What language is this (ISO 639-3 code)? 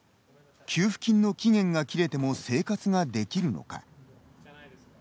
jpn